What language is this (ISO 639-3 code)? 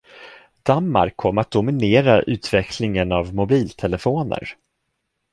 swe